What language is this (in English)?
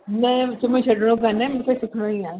Sindhi